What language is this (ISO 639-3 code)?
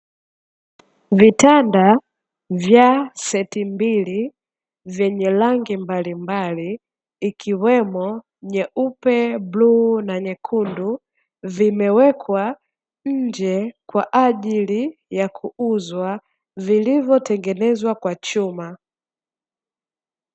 swa